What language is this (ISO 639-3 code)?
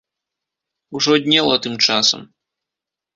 bel